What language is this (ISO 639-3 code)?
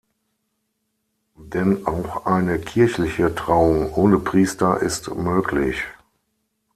deu